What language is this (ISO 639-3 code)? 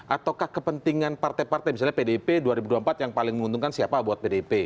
ind